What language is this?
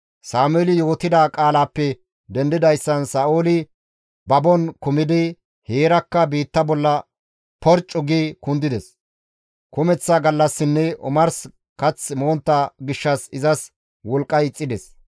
Gamo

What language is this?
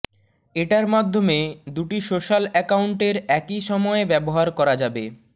Bangla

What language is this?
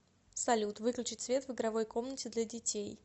Russian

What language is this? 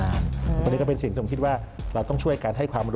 Thai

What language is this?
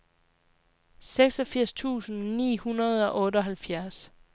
Danish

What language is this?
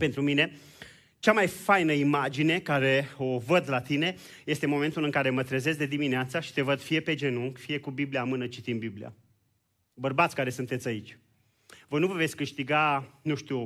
Romanian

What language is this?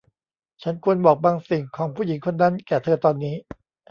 Thai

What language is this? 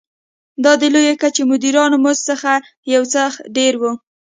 Pashto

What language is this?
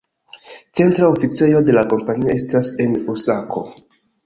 Esperanto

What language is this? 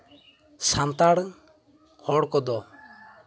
Santali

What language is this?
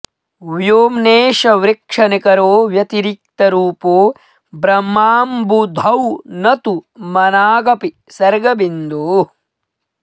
Sanskrit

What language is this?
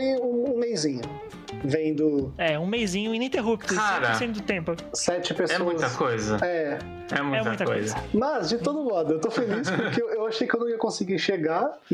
Portuguese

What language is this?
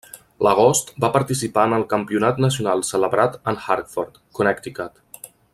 Catalan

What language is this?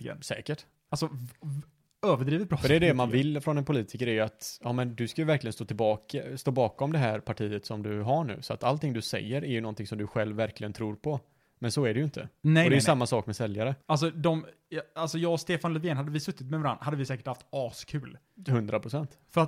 Swedish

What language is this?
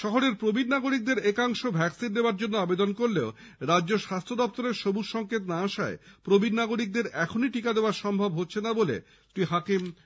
Bangla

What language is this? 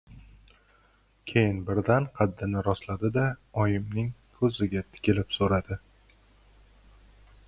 Uzbek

